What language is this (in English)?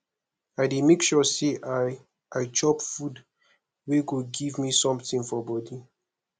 Nigerian Pidgin